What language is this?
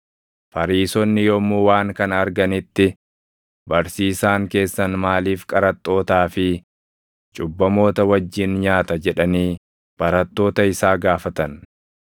Oromo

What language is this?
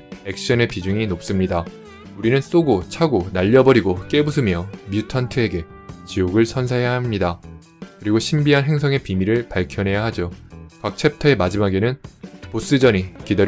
Korean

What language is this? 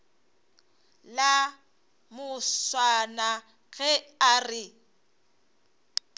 Northern Sotho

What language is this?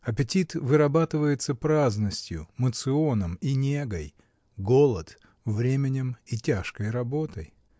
Russian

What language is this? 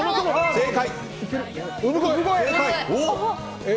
Japanese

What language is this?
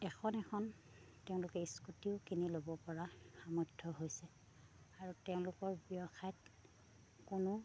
Assamese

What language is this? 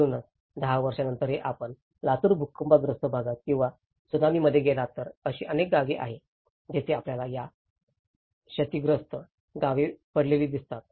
Marathi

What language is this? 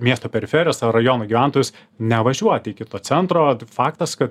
Lithuanian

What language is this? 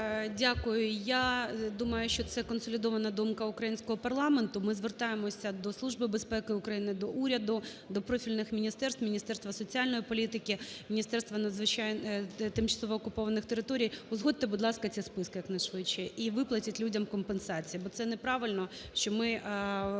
Ukrainian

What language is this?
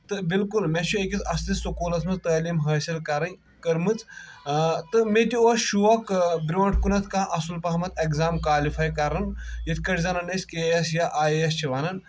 Kashmiri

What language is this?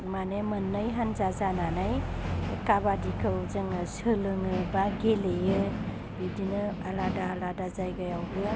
Bodo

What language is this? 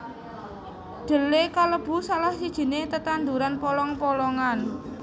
Javanese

